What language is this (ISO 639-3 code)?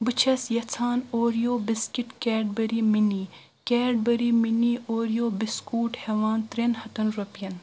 kas